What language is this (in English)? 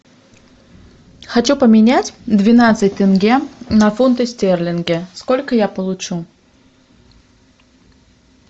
Russian